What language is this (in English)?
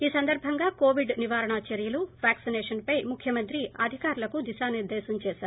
Telugu